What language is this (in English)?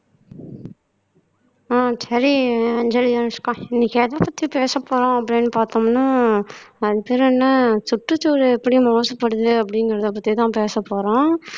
Tamil